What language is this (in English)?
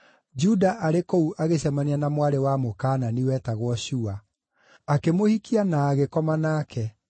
Kikuyu